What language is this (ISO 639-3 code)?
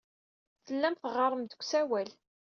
kab